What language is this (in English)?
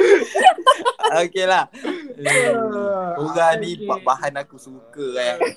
Malay